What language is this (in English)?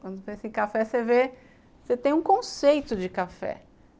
Portuguese